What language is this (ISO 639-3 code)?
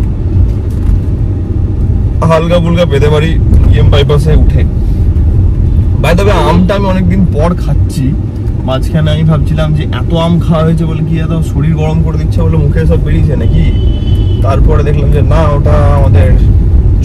ben